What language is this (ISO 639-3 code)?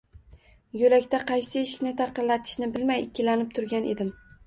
uzb